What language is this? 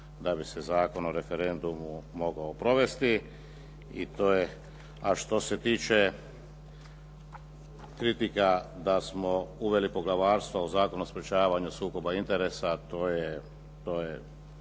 Croatian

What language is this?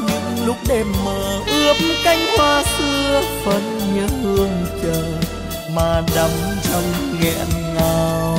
Vietnamese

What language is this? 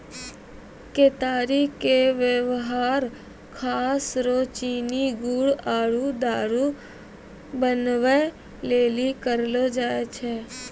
Maithili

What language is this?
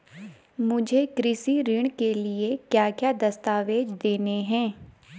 Hindi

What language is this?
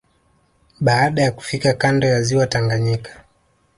Swahili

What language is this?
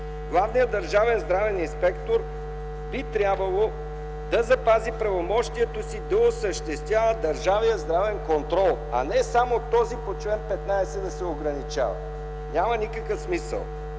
Bulgarian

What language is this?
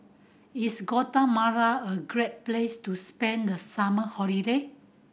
English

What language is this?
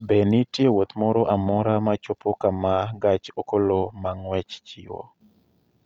Luo (Kenya and Tanzania)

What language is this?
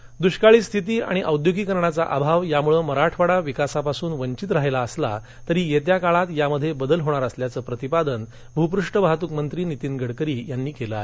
Marathi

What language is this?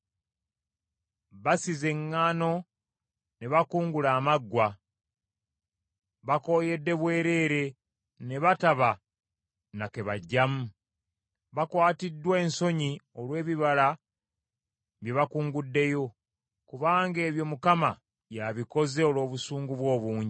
Ganda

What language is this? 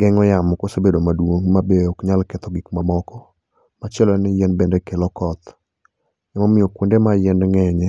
Luo (Kenya and Tanzania)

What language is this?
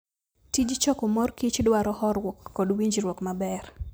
Luo (Kenya and Tanzania)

